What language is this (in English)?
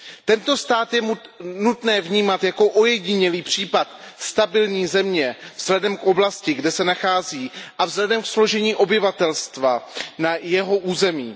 Czech